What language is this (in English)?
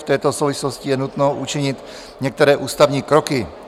Czech